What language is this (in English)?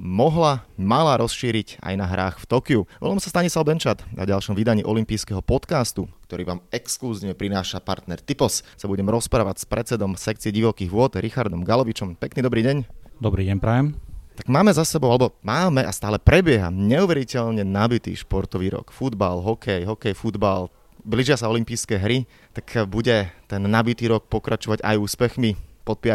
Slovak